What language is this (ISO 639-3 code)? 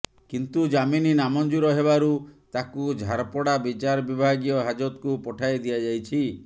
ori